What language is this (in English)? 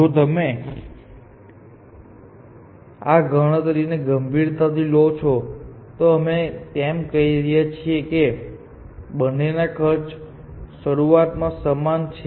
Gujarati